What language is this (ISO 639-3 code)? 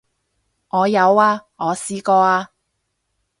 yue